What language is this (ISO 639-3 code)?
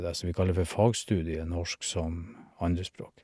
nor